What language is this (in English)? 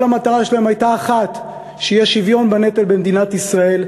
Hebrew